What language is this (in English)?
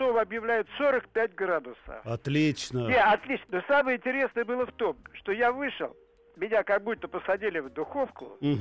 Russian